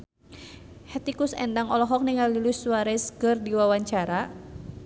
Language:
Sundanese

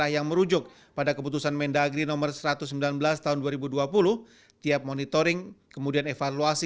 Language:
Indonesian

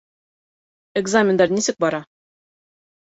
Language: Bashkir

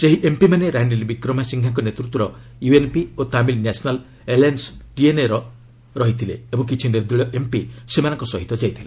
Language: Odia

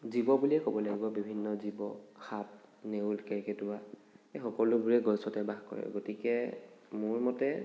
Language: Assamese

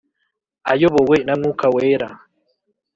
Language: Kinyarwanda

